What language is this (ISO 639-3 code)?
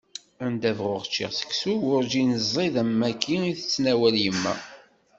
kab